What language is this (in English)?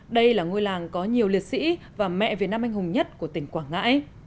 Vietnamese